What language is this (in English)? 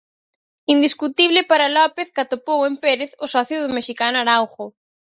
Galician